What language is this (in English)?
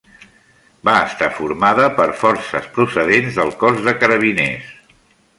Catalan